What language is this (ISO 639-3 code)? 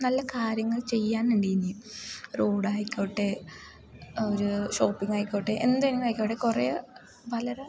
mal